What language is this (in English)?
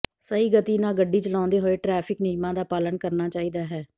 Punjabi